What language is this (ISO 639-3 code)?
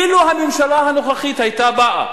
heb